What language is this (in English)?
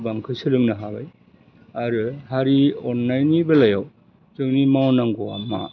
Bodo